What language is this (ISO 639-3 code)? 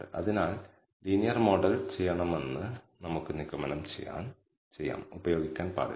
mal